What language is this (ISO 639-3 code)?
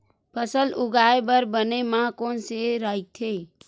hne